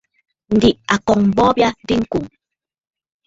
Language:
Bafut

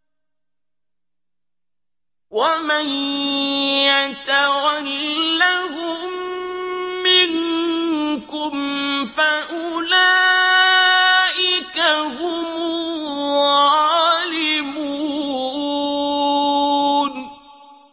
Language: Arabic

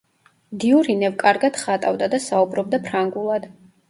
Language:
Georgian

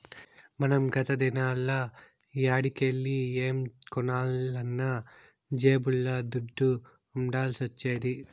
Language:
Telugu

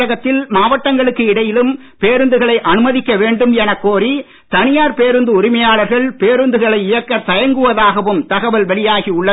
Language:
Tamil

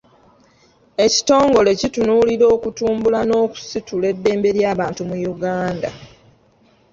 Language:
Ganda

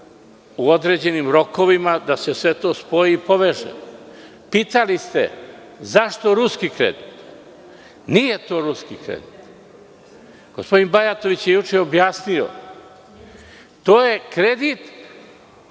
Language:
Serbian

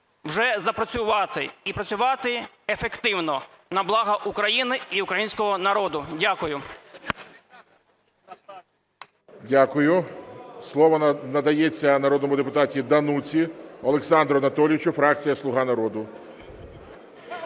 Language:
Ukrainian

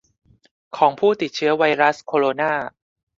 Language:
Thai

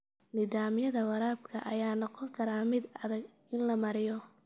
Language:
Somali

